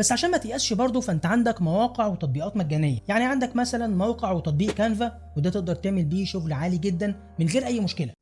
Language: Arabic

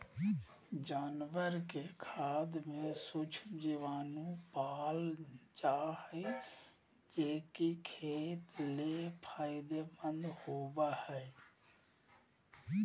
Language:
Magahi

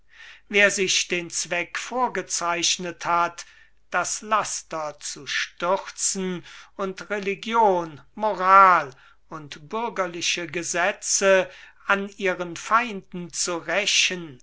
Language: German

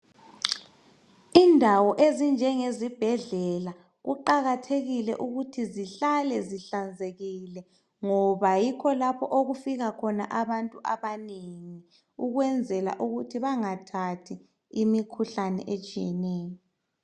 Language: North Ndebele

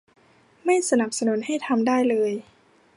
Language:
Thai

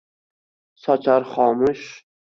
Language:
Uzbek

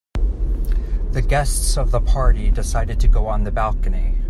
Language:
English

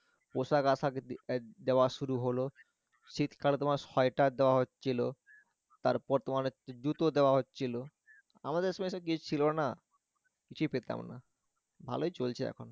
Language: Bangla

